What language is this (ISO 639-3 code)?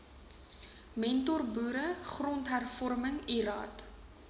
afr